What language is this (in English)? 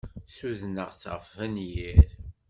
Kabyle